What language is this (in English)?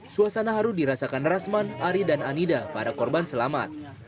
Indonesian